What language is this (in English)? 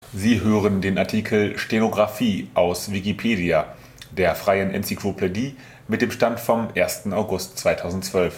German